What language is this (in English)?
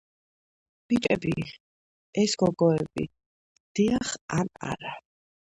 Georgian